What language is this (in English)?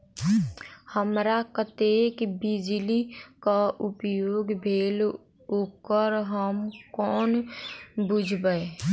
Maithili